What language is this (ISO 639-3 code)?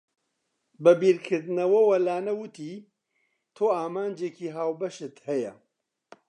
ckb